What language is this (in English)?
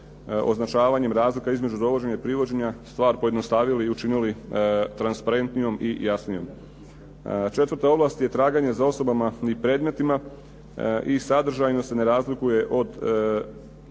Croatian